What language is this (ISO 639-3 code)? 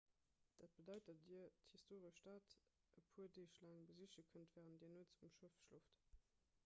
ltz